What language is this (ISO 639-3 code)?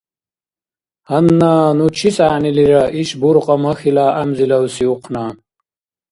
dar